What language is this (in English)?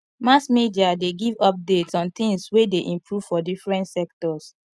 Nigerian Pidgin